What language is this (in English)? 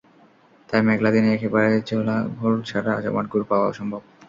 Bangla